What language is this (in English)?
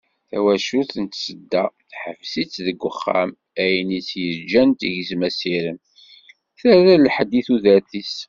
Kabyle